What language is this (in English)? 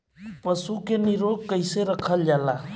Bhojpuri